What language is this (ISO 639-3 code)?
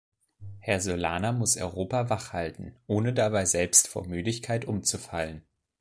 deu